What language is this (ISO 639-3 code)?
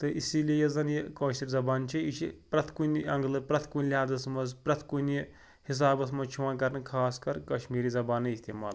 kas